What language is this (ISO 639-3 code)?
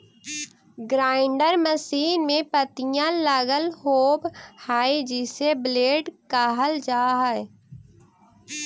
mag